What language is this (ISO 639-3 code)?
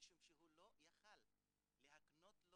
heb